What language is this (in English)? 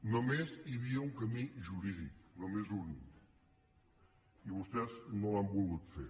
Catalan